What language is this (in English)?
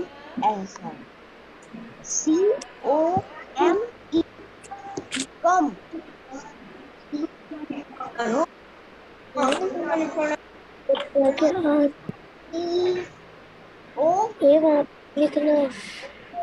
Spanish